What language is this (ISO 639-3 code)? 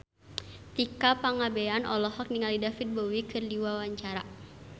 sun